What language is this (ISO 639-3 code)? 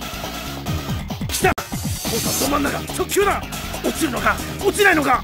jpn